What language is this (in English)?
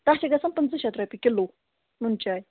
Kashmiri